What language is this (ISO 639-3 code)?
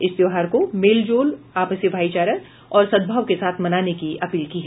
hin